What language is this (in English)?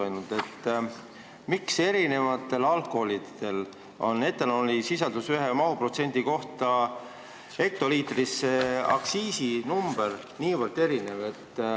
Estonian